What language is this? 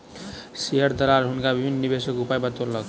Maithili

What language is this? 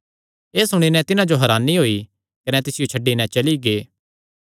Kangri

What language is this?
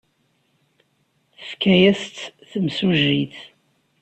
Kabyle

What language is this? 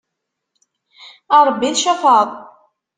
Kabyle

